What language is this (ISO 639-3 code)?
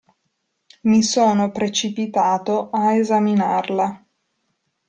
ita